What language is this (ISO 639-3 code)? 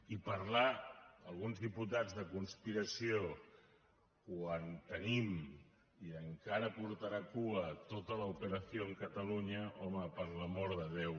cat